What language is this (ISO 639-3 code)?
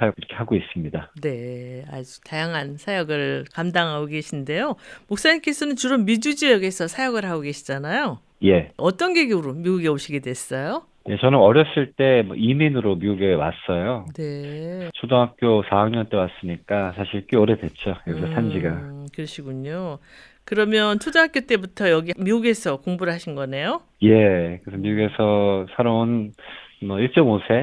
kor